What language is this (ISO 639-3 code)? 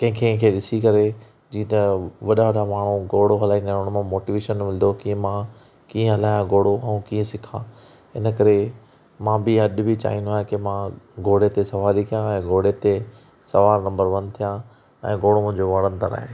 snd